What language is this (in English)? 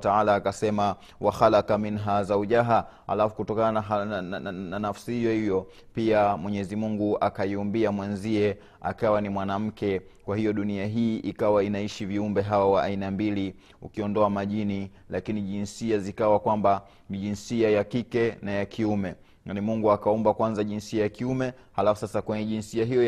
Swahili